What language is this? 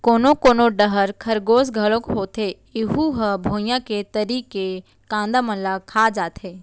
Chhattisgarhi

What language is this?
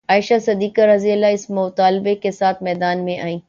Urdu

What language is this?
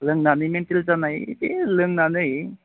Bodo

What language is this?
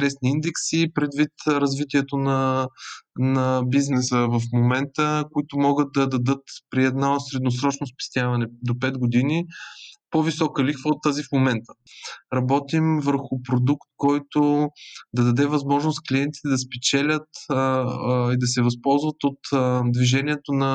Bulgarian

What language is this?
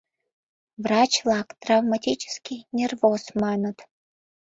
Mari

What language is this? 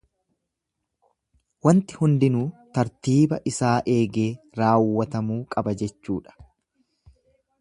Oromo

